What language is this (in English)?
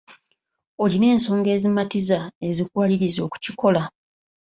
Ganda